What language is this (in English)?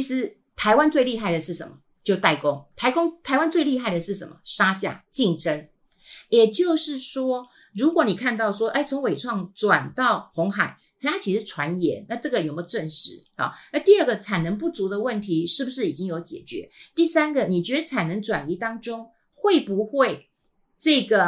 Chinese